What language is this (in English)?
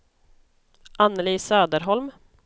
Swedish